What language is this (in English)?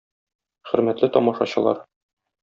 Tatar